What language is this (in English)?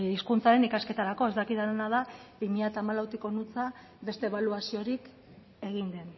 Basque